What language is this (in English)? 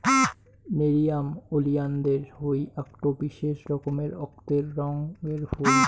Bangla